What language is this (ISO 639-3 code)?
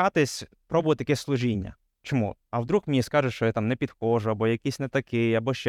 ukr